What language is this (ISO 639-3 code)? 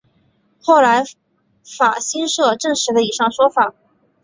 zho